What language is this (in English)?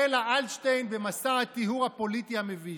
Hebrew